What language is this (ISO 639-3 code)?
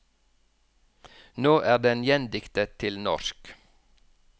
nor